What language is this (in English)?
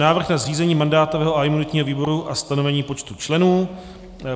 Czech